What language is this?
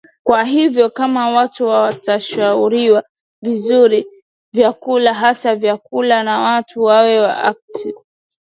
Swahili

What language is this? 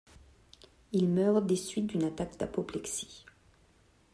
French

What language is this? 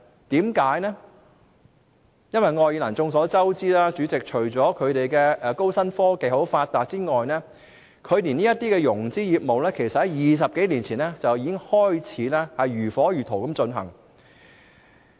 Cantonese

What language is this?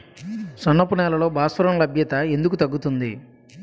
Telugu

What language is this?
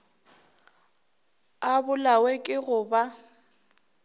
Northern Sotho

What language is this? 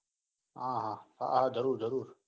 Gujarati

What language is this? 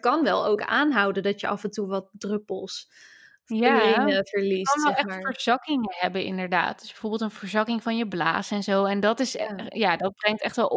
Dutch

